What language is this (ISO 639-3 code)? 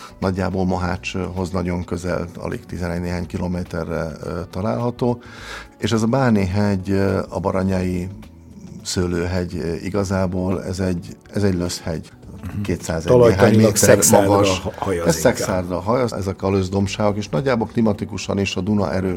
hun